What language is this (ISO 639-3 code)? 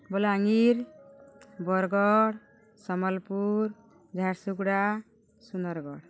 ori